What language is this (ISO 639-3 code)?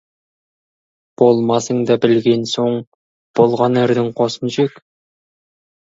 kaz